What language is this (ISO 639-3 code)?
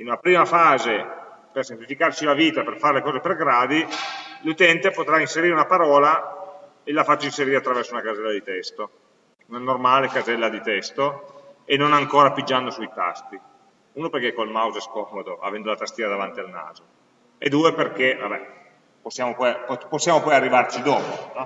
ita